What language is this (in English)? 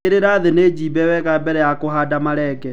Kikuyu